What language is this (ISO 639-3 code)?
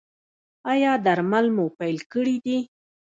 pus